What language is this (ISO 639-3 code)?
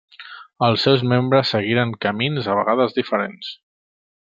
cat